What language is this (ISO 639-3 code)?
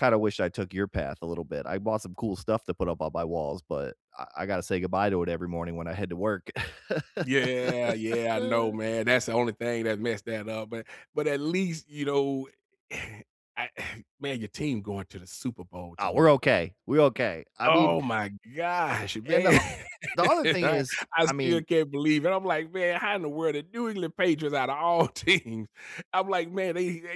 eng